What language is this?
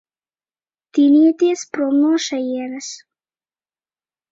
Latvian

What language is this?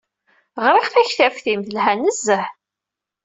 Kabyle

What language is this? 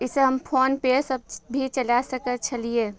Maithili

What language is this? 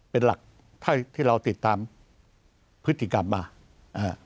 Thai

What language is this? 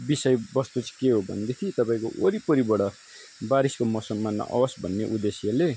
Nepali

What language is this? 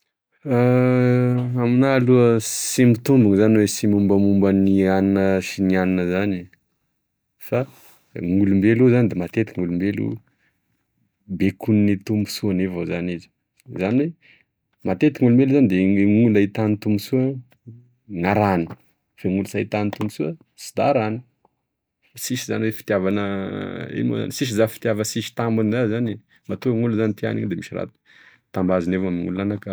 Tesaka Malagasy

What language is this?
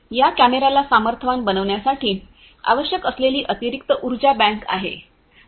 Marathi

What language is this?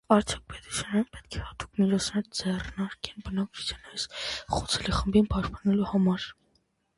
Armenian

